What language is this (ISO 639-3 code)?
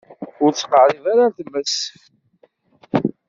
kab